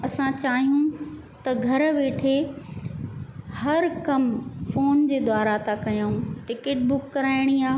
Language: Sindhi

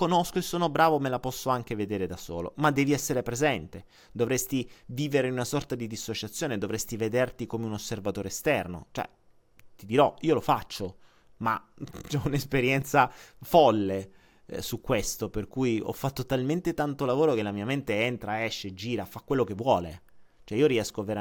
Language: Italian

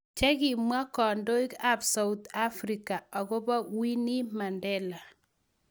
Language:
Kalenjin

